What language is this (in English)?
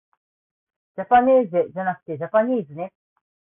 Japanese